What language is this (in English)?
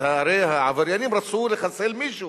Hebrew